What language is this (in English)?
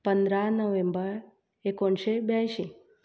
Konkani